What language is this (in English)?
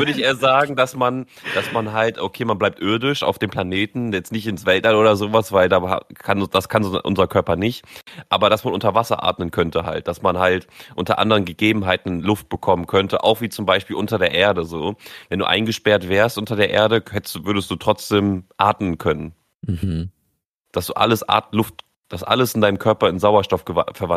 German